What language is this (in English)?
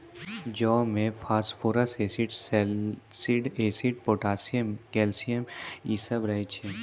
Maithili